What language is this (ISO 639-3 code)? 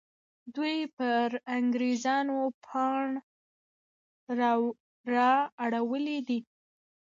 pus